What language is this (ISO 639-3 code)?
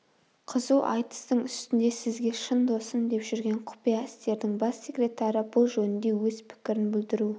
kaz